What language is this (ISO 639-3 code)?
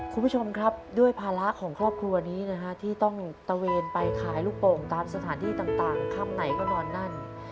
tha